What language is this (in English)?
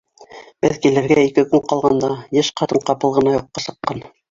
Bashkir